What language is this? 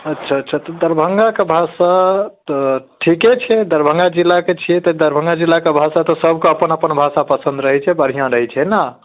Maithili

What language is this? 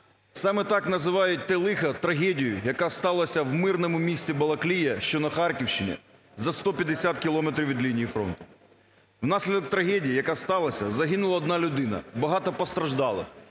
Ukrainian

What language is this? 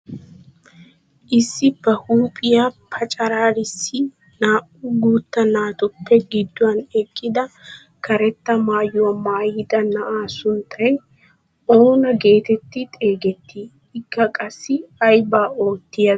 Wolaytta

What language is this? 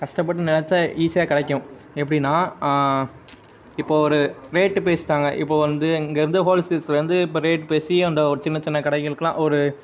Tamil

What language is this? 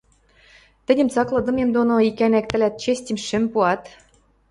Western Mari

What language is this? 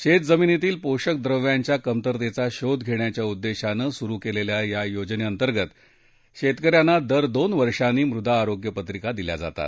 Marathi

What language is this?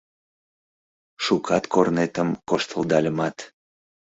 Mari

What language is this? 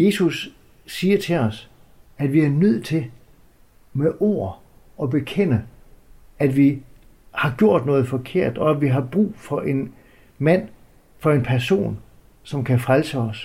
Danish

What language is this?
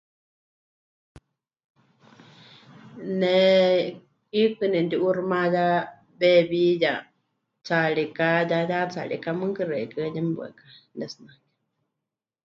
Huichol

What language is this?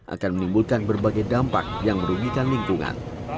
Indonesian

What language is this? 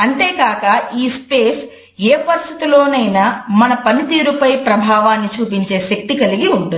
Telugu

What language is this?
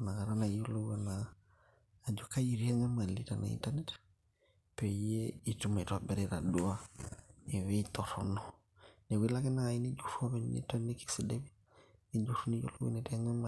Masai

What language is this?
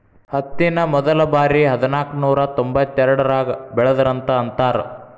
Kannada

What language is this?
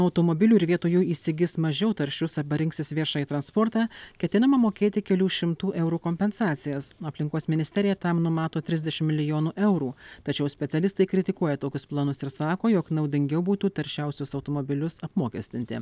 Lithuanian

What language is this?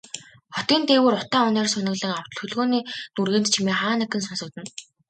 Mongolian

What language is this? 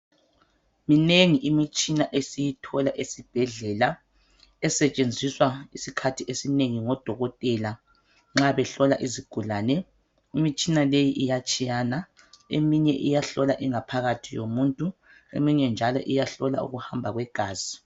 North Ndebele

